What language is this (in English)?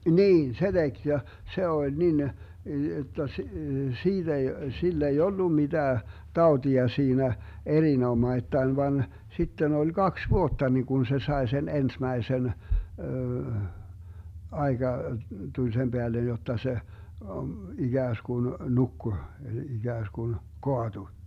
Finnish